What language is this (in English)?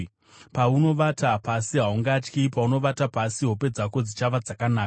Shona